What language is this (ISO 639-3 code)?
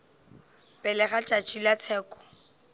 nso